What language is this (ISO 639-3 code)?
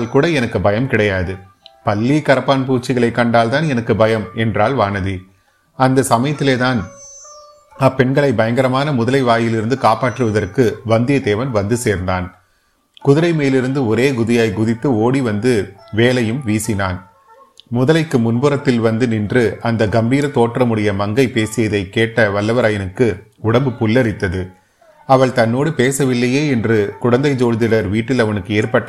tam